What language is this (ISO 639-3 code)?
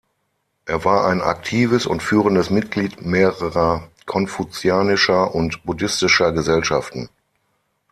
deu